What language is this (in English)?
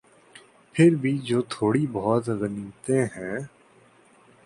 Urdu